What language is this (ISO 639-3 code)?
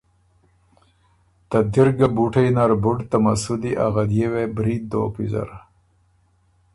oru